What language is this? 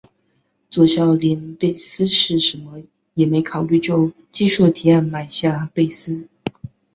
Chinese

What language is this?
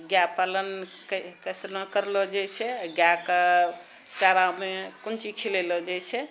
Maithili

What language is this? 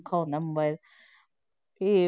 Punjabi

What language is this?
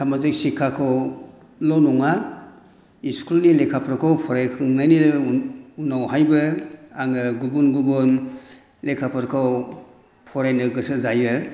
Bodo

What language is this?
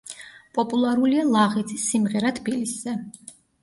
Georgian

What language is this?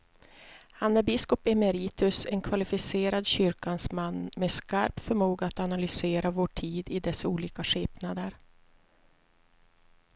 Swedish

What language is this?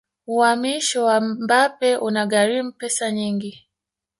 Swahili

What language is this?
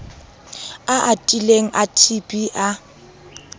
Southern Sotho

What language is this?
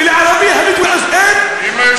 Hebrew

